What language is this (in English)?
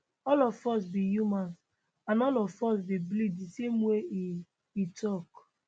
Nigerian Pidgin